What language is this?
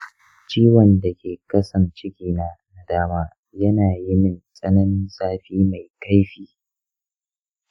Hausa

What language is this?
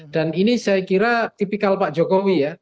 Indonesian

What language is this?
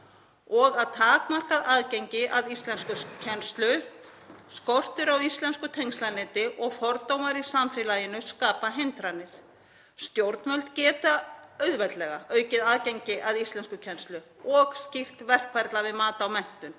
Icelandic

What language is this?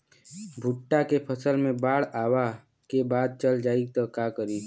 Bhojpuri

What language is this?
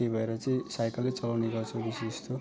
Nepali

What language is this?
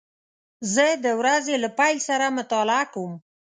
Pashto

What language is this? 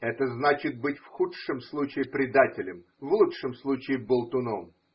Russian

